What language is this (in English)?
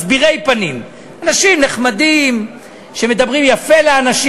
Hebrew